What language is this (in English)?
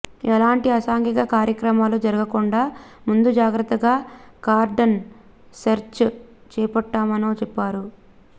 Telugu